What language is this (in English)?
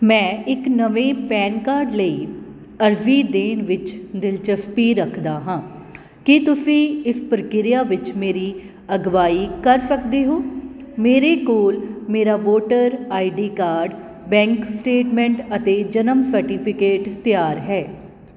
Punjabi